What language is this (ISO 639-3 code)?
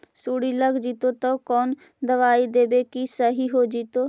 mag